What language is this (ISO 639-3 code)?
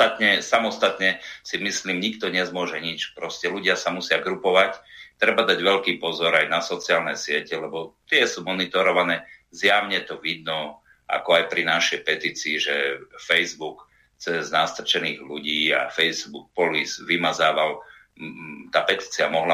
slk